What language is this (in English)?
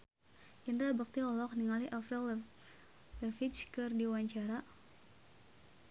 Sundanese